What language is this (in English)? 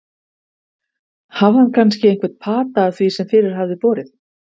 Icelandic